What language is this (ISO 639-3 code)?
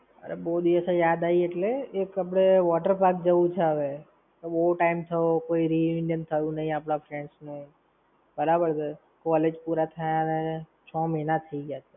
guj